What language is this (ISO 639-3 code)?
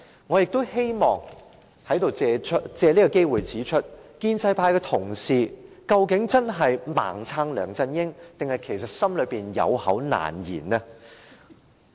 yue